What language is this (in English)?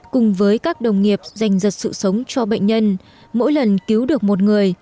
Vietnamese